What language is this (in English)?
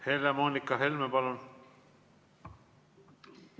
Estonian